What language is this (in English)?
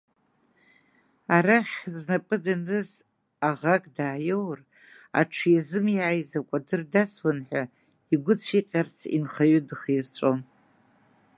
Abkhazian